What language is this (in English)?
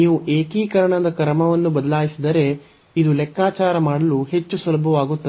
Kannada